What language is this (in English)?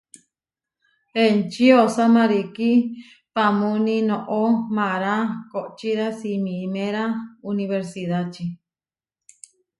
Huarijio